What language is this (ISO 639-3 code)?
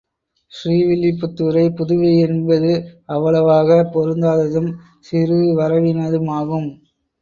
tam